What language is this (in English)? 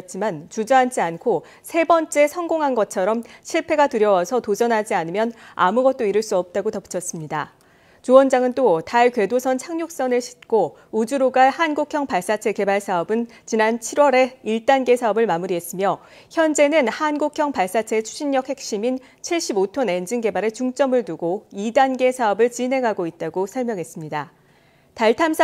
Korean